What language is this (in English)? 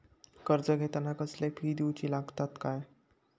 Marathi